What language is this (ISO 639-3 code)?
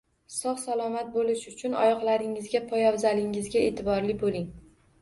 uzb